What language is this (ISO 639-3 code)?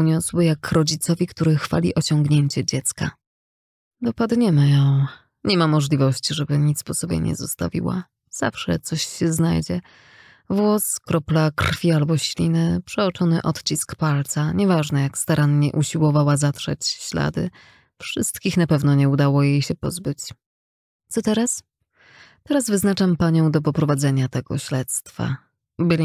pol